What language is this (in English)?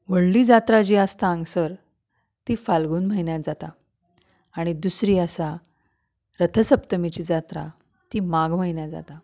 Konkani